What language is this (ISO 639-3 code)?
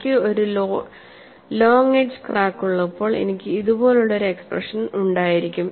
mal